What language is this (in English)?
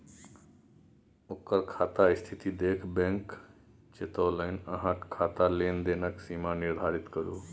Maithili